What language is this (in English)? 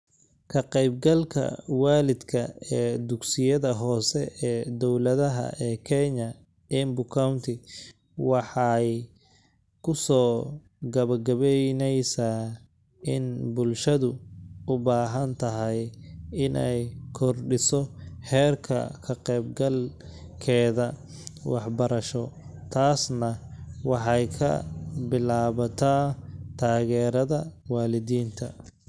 Somali